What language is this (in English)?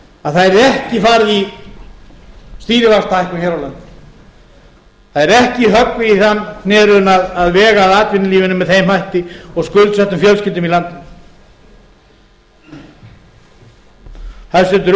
Icelandic